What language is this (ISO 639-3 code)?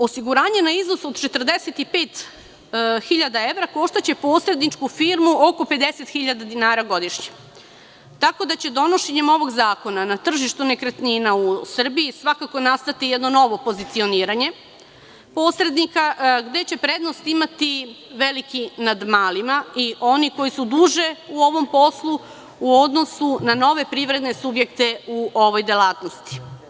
srp